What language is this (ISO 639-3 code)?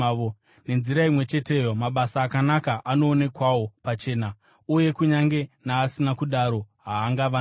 sna